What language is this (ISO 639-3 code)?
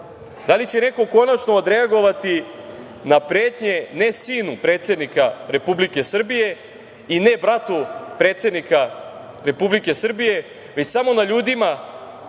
srp